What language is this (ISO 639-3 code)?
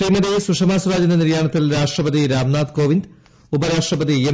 mal